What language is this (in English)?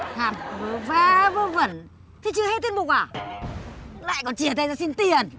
Vietnamese